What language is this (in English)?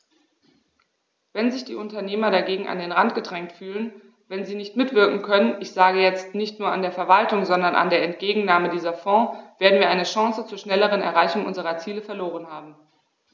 German